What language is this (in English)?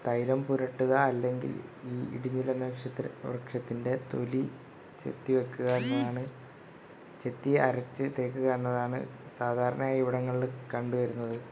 Malayalam